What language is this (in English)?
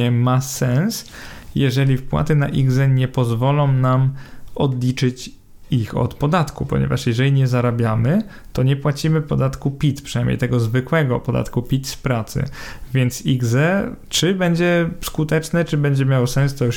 Polish